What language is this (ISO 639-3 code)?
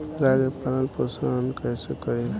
bho